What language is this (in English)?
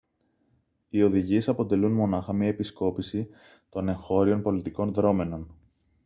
Greek